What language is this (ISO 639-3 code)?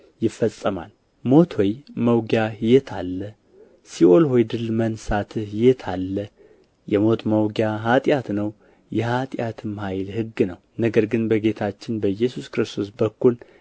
amh